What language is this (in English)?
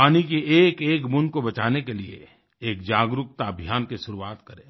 Hindi